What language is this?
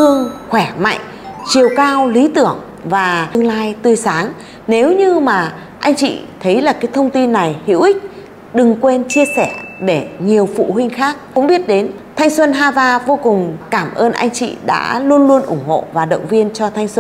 Vietnamese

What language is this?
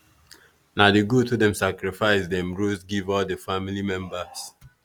Nigerian Pidgin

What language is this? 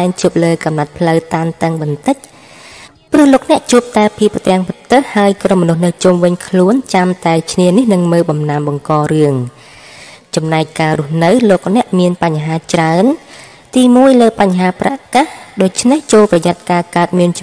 Thai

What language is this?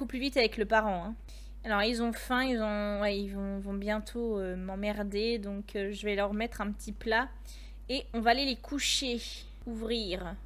French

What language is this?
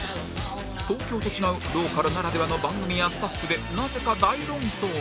Japanese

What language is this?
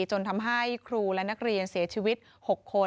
Thai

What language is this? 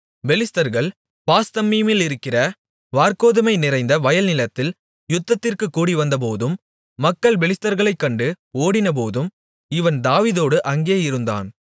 Tamil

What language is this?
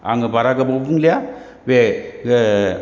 Bodo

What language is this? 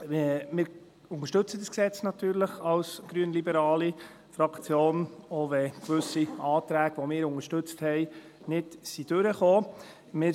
Swiss German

